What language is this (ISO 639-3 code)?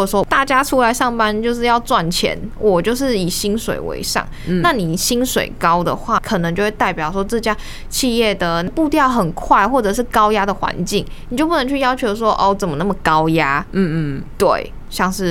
zho